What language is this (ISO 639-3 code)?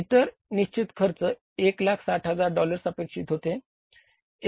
mar